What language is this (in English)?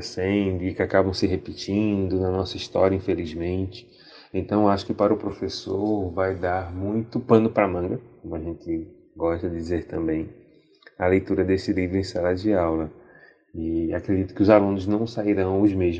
Portuguese